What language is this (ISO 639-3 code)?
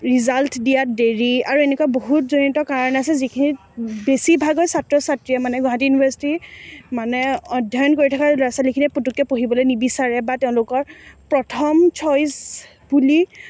asm